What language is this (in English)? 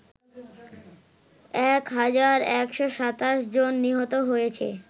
Bangla